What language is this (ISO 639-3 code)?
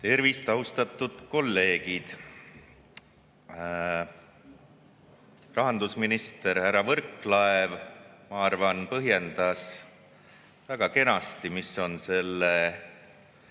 est